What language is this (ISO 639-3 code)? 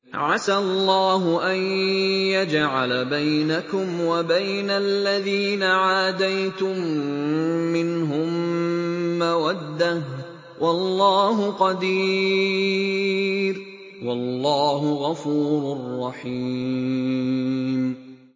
ara